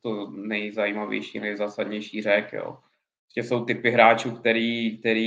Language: Czech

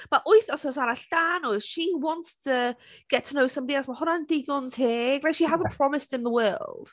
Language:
Welsh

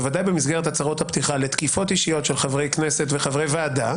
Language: Hebrew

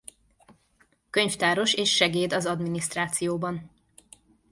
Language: Hungarian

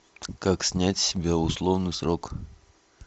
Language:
Russian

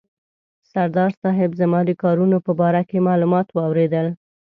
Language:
Pashto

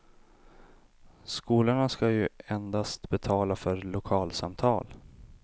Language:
Swedish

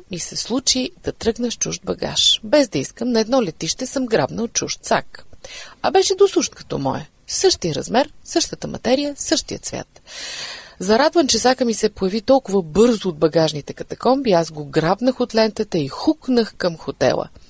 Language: Bulgarian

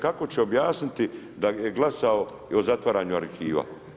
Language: Croatian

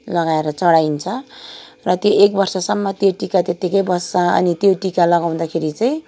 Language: Nepali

